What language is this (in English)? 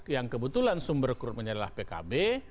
Indonesian